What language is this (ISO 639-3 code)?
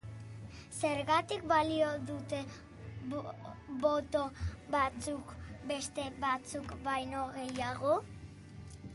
eus